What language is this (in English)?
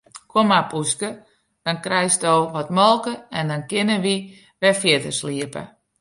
Western Frisian